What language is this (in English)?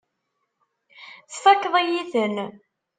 Kabyle